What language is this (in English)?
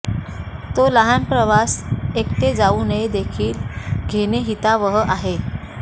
Marathi